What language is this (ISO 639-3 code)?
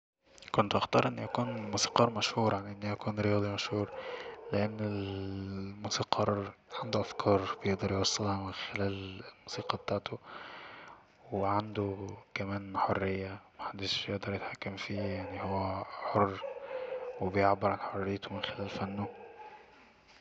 arz